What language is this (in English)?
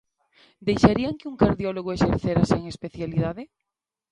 Galician